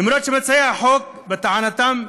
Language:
Hebrew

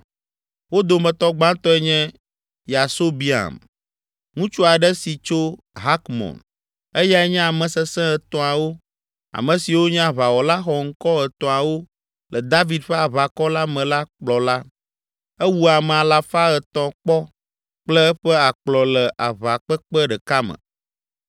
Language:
Ewe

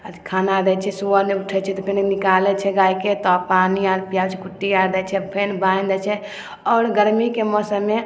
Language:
Maithili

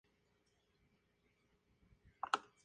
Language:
Spanish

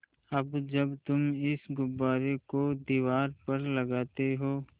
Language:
Hindi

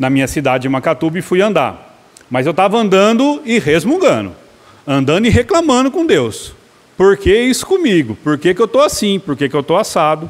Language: Portuguese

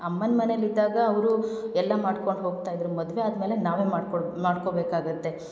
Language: Kannada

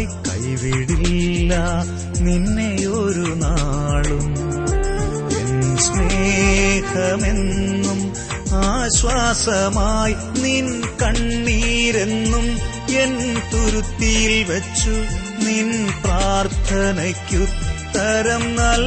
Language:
Malayalam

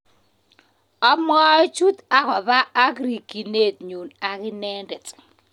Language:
Kalenjin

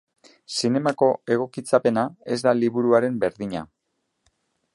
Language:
Basque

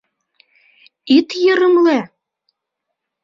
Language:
Mari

